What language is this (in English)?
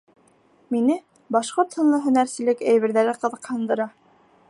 Bashkir